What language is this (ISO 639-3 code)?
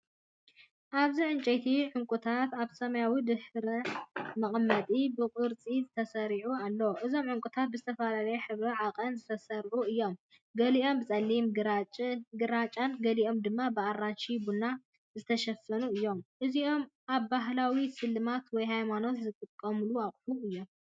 tir